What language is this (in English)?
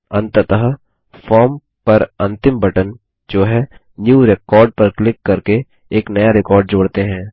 Hindi